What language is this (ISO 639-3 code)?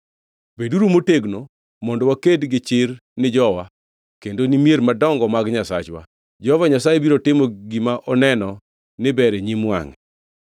luo